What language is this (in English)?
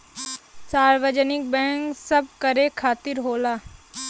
Bhojpuri